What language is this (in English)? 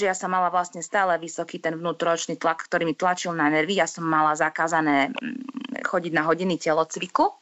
Slovak